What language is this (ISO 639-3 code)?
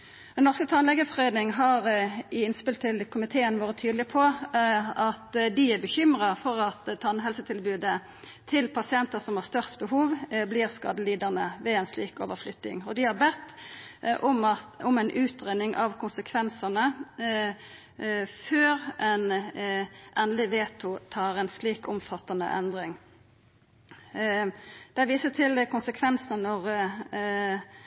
nno